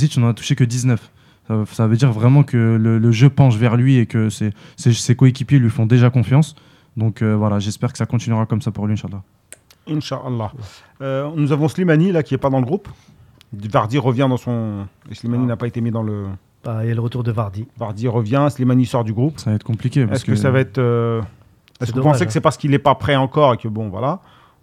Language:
French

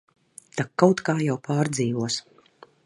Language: Latvian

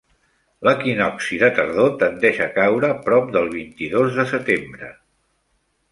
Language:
Catalan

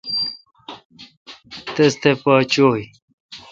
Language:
Kalkoti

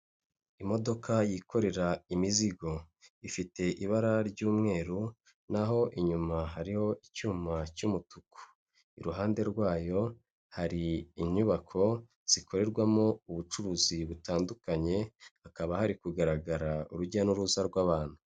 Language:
Kinyarwanda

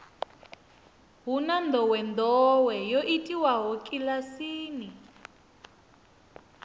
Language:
Venda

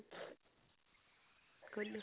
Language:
Assamese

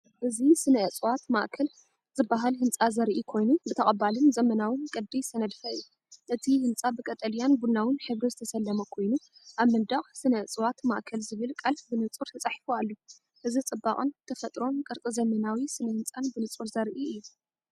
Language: Tigrinya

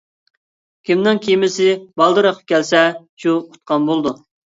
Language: Uyghur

